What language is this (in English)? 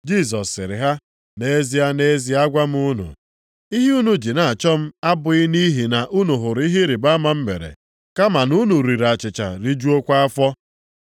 Igbo